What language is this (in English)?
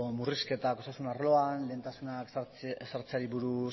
Basque